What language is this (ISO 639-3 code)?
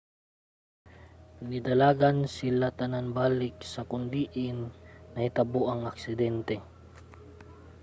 ceb